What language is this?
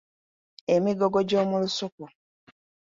Ganda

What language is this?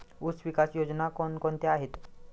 Marathi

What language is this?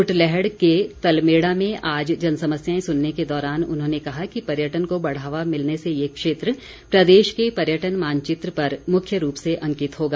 Hindi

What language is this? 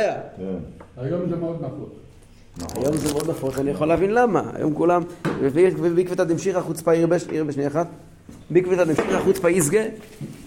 Hebrew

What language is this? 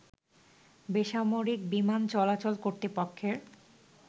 Bangla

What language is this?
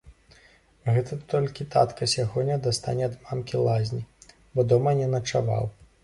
Belarusian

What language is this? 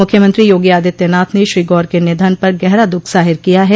Hindi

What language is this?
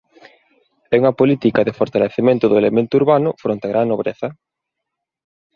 Galician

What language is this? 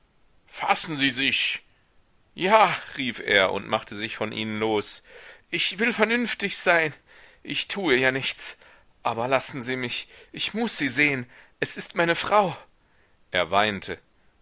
German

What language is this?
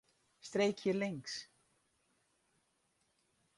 Western Frisian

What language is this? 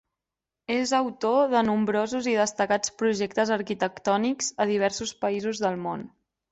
Catalan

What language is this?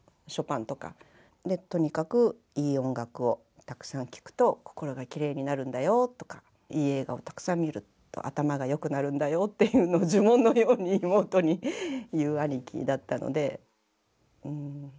Japanese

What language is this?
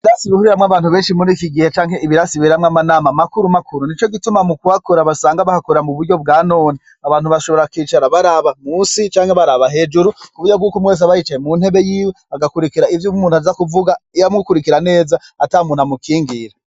Rundi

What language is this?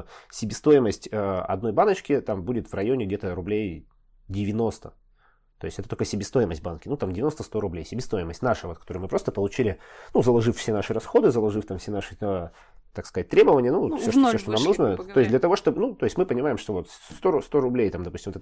Russian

